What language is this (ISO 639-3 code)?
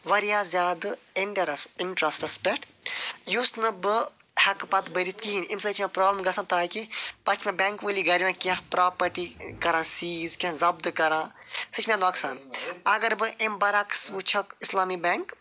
kas